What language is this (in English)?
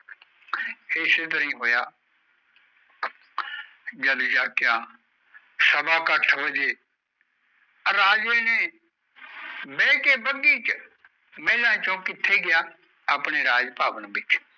Punjabi